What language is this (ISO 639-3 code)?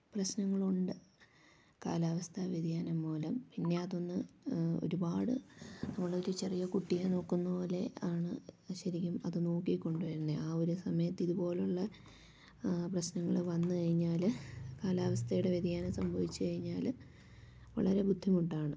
mal